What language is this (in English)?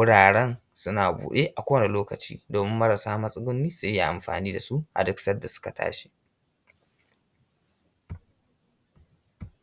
Hausa